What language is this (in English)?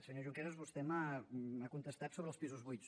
Catalan